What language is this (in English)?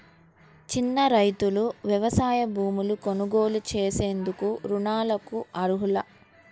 Telugu